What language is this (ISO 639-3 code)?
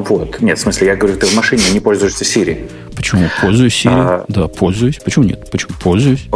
rus